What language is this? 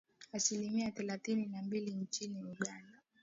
Swahili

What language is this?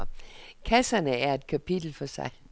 Danish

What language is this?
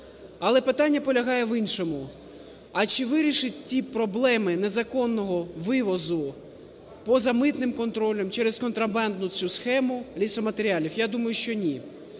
Ukrainian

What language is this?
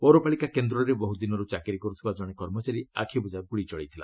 Odia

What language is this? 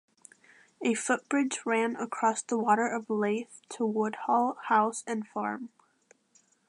English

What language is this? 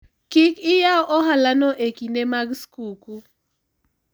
Luo (Kenya and Tanzania)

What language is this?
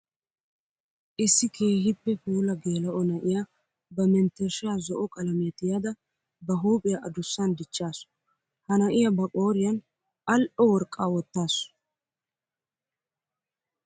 Wolaytta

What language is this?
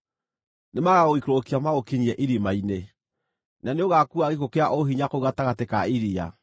Kikuyu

